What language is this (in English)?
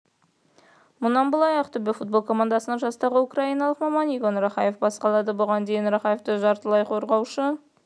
Kazakh